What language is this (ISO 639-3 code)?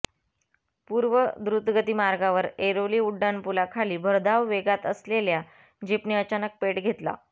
mar